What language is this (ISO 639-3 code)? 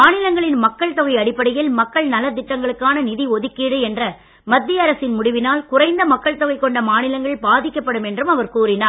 tam